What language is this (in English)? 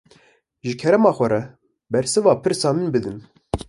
Kurdish